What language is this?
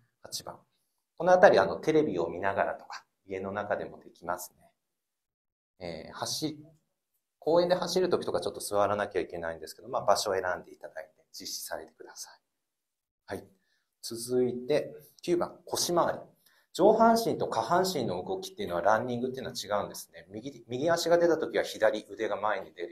Japanese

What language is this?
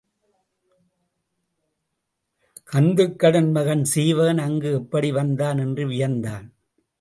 Tamil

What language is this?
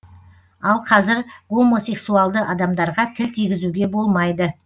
Kazakh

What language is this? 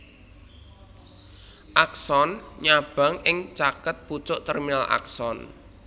Javanese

